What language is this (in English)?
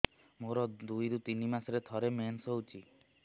Odia